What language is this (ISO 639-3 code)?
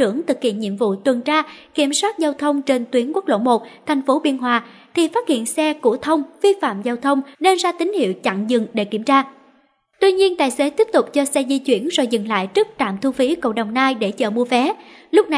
vie